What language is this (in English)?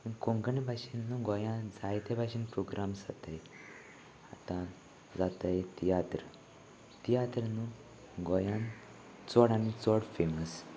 Konkani